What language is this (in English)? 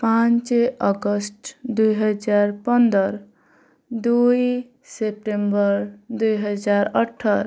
Odia